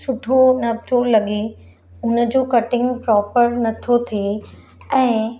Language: Sindhi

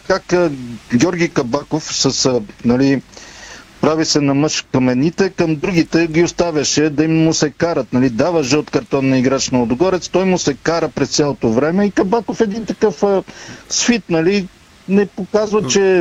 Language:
Bulgarian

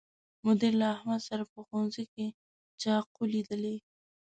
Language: Pashto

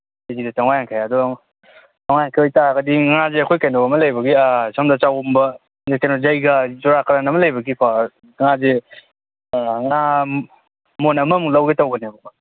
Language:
Manipuri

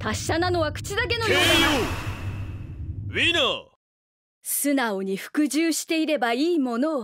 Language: Japanese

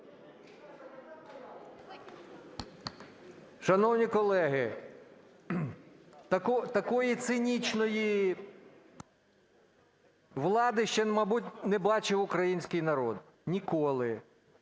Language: Ukrainian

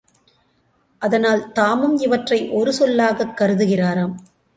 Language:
Tamil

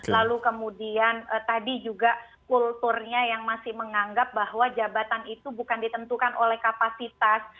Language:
Indonesian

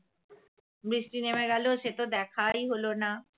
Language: Bangla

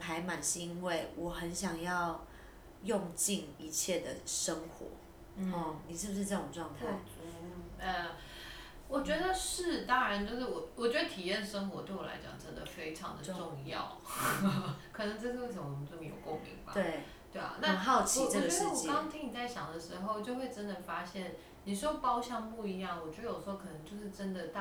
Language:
Chinese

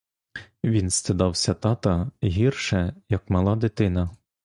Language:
Ukrainian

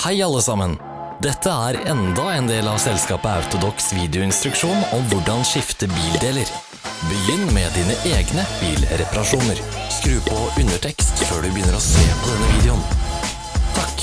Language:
Norwegian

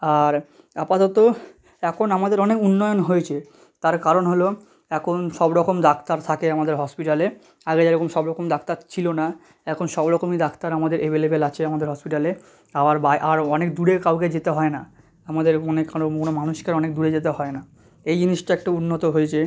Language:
Bangla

